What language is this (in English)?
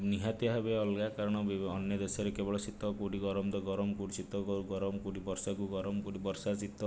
Odia